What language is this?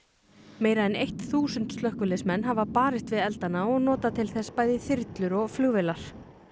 Icelandic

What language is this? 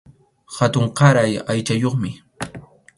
Arequipa-La Unión Quechua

